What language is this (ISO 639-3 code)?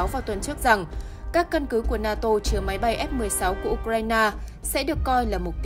vie